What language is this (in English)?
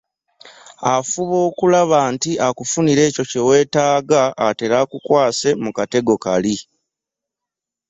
Ganda